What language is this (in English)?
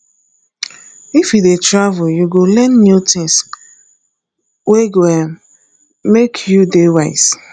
Nigerian Pidgin